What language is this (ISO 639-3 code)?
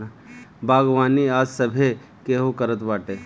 bho